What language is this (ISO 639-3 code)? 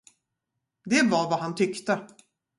swe